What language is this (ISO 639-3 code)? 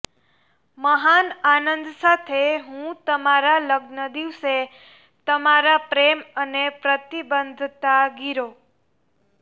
guj